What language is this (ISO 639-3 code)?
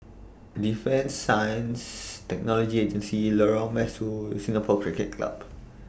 eng